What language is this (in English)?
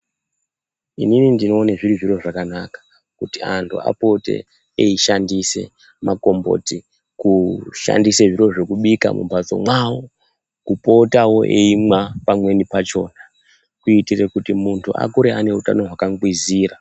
Ndau